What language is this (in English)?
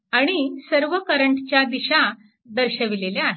Marathi